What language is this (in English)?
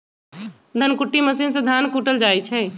Magahi